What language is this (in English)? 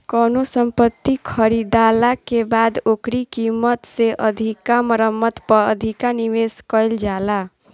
Bhojpuri